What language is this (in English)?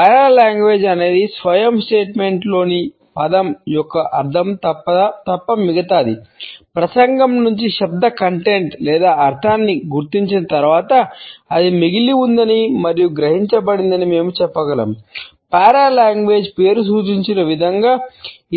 Telugu